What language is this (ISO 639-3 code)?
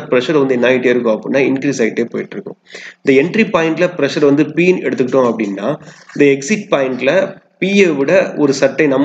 tam